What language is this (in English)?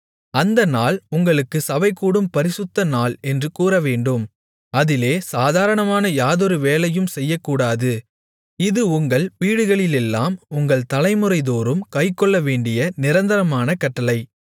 Tamil